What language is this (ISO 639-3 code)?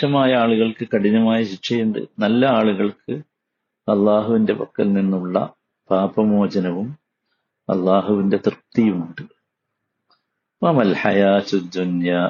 mal